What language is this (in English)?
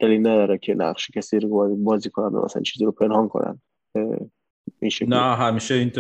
Persian